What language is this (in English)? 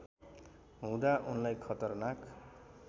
Nepali